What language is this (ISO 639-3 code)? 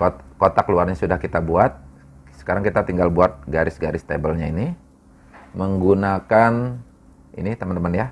ind